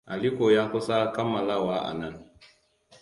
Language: Hausa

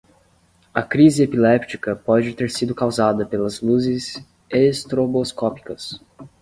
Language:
Portuguese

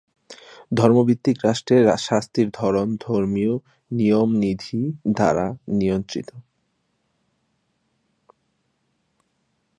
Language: Bangla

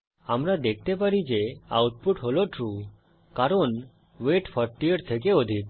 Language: Bangla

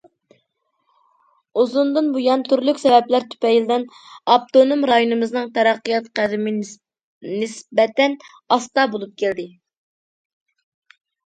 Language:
Uyghur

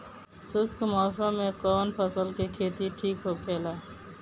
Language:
Bhojpuri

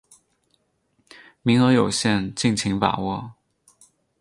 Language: Chinese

